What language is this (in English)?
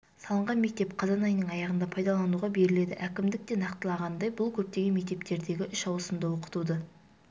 Kazakh